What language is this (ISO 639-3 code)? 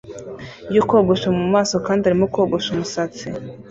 kin